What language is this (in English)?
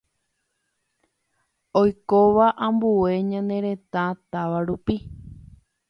Guarani